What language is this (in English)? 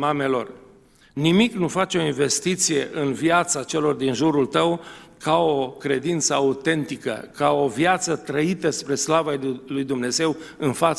Romanian